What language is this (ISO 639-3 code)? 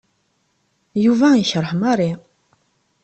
kab